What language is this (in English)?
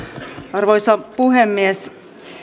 Finnish